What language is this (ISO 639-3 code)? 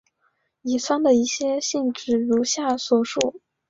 zho